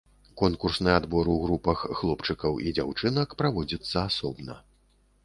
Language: Belarusian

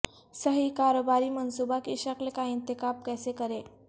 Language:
Urdu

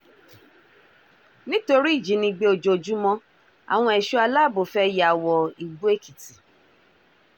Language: Yoruba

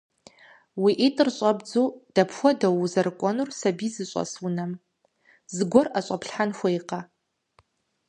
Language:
Kabardian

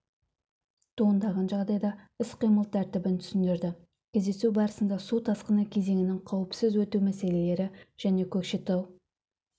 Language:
Kazakh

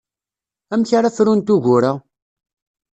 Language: Kabyle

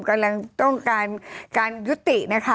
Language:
Thai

